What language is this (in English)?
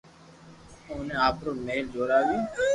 Loarki